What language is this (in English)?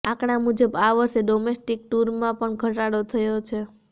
Gujarati